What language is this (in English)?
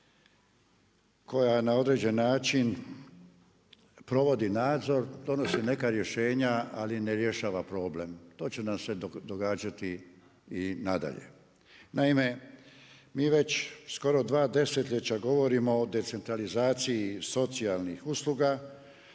Croatian